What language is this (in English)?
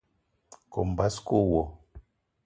Eton (Cameroon)